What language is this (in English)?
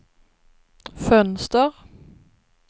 Swedish